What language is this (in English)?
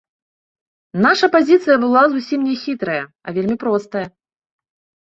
Belarusian